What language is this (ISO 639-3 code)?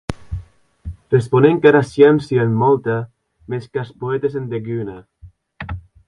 oci